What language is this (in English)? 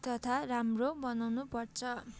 Nepali